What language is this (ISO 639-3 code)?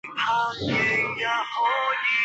zho